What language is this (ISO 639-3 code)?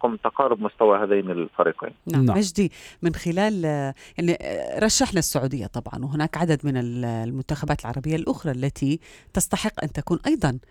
ara